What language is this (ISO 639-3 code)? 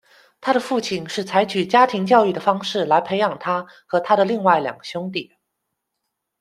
zho